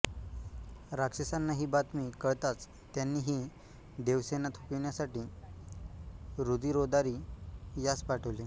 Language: Marathi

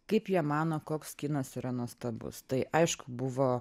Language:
Lithuanian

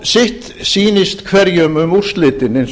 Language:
Icelandic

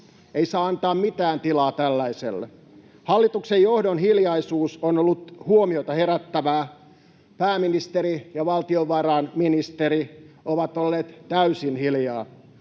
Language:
Finnish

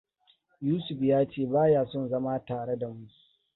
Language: Hausa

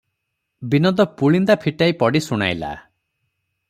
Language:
Odia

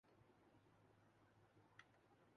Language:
Urdu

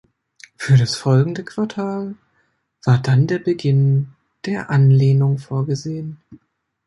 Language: German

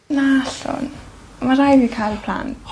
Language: Welsh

